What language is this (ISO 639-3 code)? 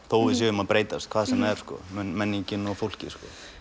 isl